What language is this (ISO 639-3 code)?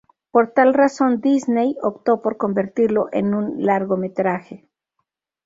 spa